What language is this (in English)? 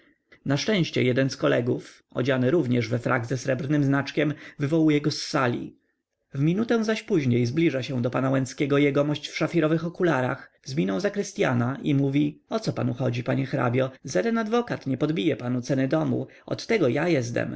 Polish